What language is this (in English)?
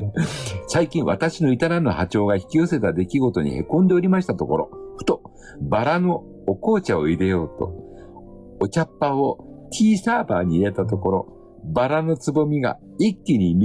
Japanese